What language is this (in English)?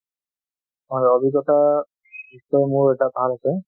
Assamese